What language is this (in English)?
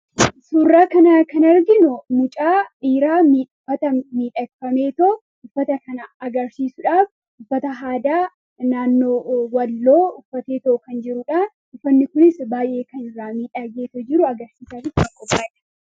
Oromo